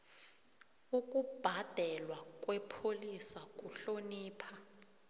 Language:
South Ndebele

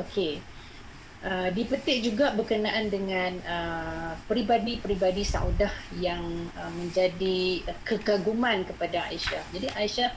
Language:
Malay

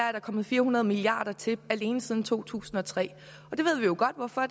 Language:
Danish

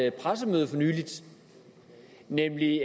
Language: Danish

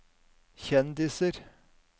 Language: Norwegian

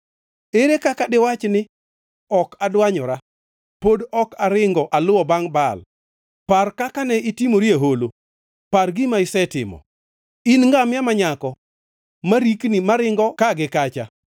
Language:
Luo (Kenya and Tanzania)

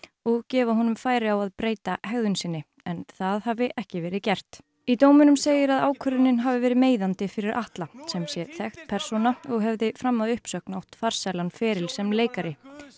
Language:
Icelandic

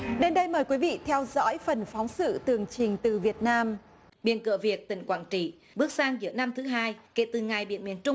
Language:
Vietnamese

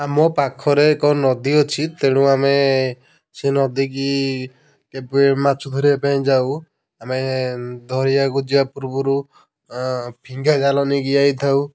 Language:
Odia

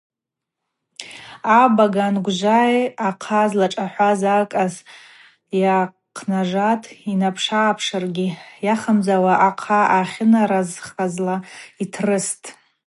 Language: Abaza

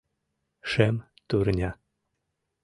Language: Mari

